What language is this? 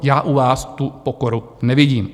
Czech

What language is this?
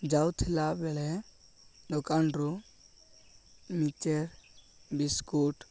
Odia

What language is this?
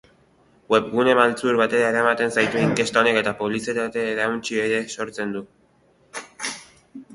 Basque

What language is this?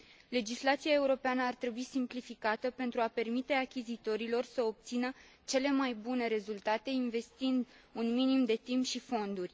Romanian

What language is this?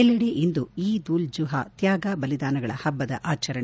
Kannada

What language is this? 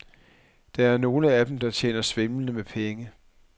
Danish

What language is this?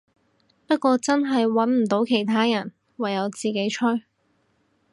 Cantonese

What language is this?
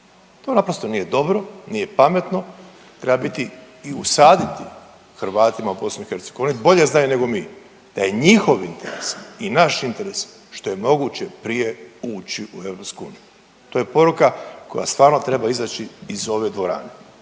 Croatian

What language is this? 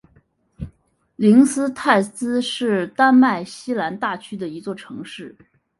Chinese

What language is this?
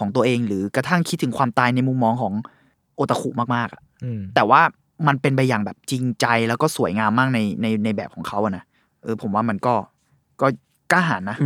Thai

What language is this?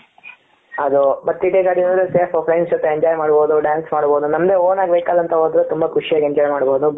Kannada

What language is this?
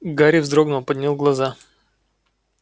Russian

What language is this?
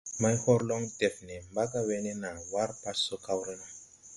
Tupuri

